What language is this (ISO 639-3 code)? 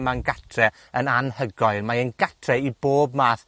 cym